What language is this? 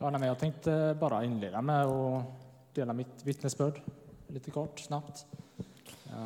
Swedish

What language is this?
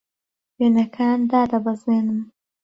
Central Kurdish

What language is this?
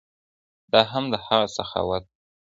Pashto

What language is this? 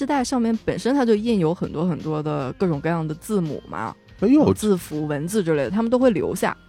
Chinese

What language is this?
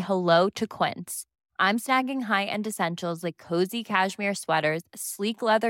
Filipino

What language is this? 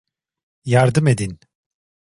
Turkish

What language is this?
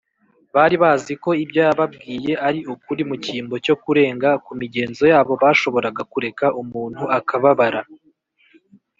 Kinyarwanda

